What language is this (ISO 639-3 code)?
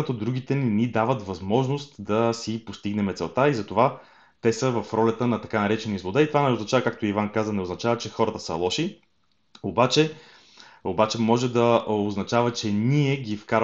bul